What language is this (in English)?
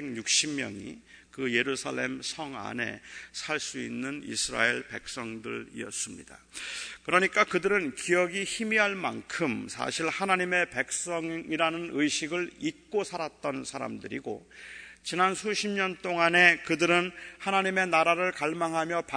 Korean